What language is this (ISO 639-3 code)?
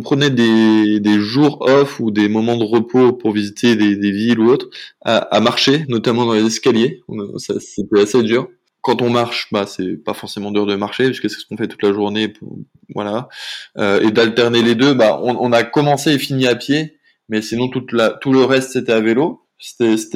fra